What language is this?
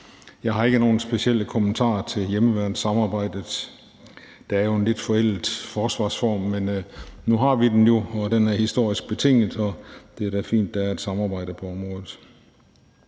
Danish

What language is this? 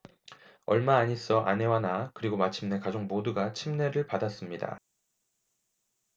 Korean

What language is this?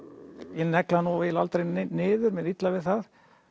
Icelandic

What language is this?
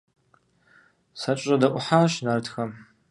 Kabardian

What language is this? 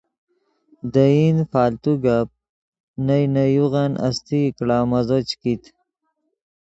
Yidgha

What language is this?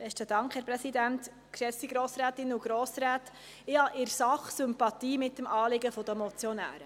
Swiss German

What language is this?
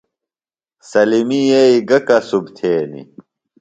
Phalura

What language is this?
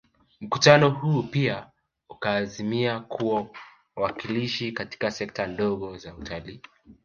Swahili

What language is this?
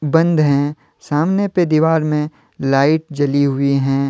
Hindi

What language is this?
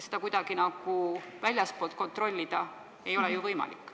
Estonian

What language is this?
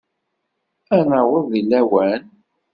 Kabyle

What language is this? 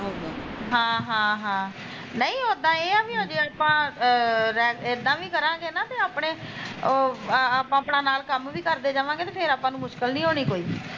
Punjabi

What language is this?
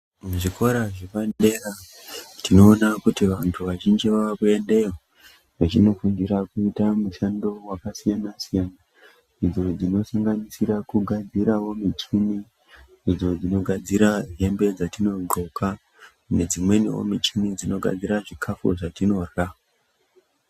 Ndau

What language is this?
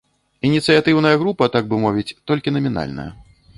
Belarusian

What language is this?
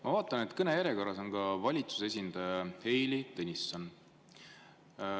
Estonian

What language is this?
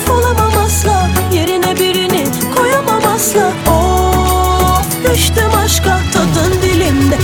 Turkish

